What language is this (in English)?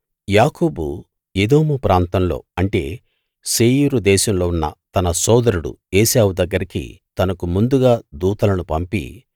Telugu